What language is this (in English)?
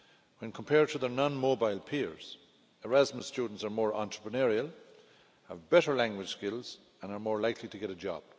English